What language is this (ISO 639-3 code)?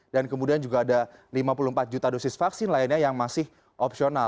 ind